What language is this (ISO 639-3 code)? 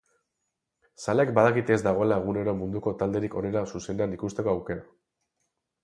eus